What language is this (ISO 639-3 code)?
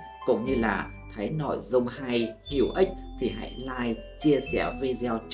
vie